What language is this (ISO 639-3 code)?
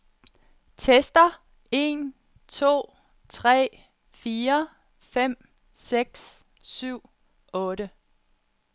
dan